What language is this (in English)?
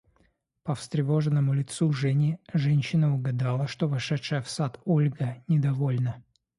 Russian